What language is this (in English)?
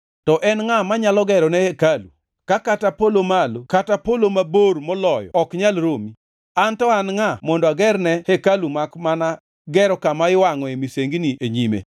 Luo (Kenya and Tanzania)